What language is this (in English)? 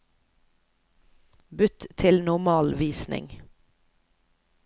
Norwegian